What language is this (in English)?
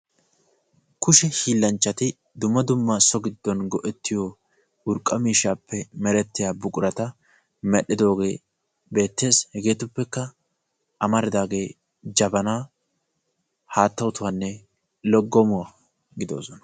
Wolaytta